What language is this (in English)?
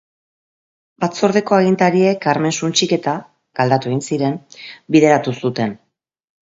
Basque